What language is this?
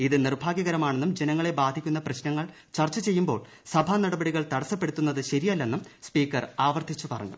Malayalam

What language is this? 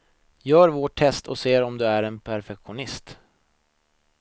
Swedish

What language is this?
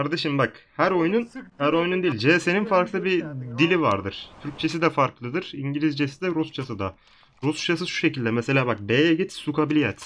Turkish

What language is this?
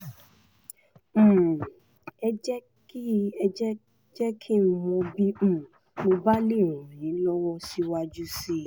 Yoruba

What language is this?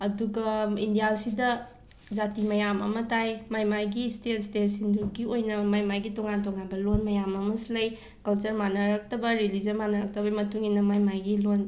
Manipuri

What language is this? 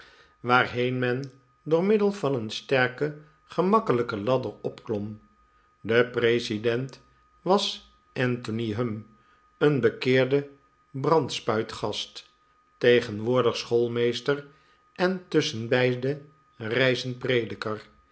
Dutch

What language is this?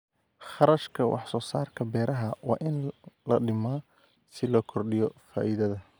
Somali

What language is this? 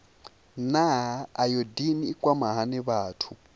Venda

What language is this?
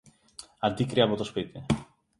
Greek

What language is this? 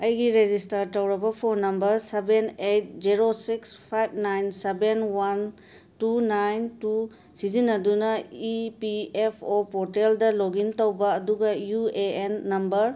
Manipuri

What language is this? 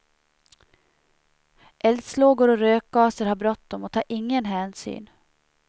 Swedish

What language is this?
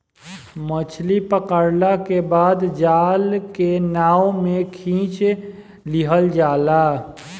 Bhojpuri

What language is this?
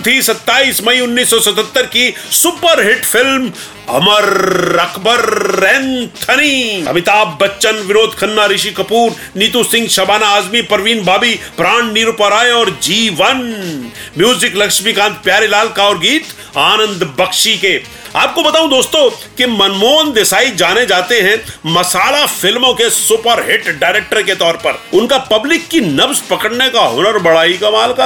Hindi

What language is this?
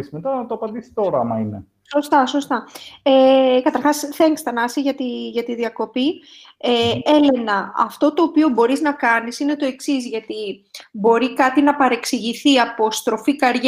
Greek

